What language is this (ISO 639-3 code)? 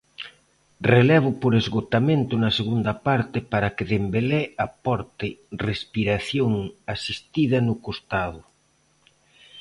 glg